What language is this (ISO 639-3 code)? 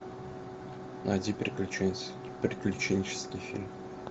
rus